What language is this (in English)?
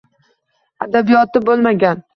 Uzbek